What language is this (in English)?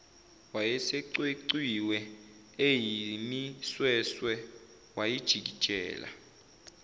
Zulu